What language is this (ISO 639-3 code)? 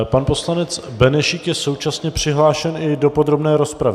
ces